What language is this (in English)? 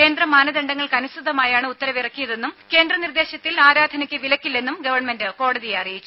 Malayalam